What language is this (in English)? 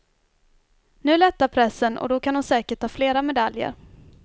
Swedish